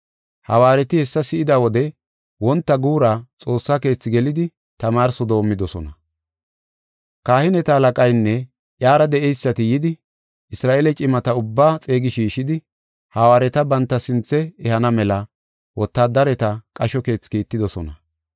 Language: Gofa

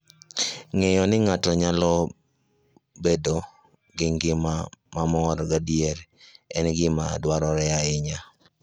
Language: Luo (Kenya and Tanzania)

